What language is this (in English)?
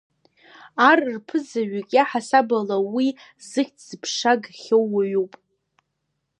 Abkhazian